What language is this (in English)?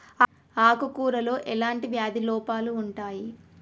Telugu